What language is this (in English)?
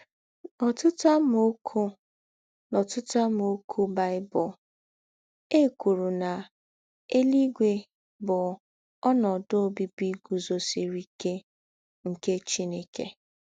Igbo